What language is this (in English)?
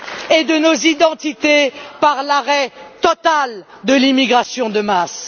French